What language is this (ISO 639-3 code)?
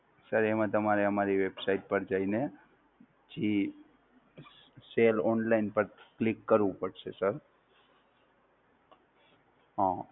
guj